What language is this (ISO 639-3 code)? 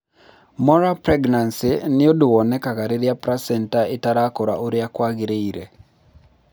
kik